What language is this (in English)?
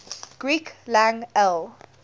English